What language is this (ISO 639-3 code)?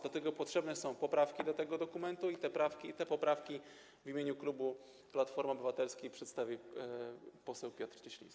pol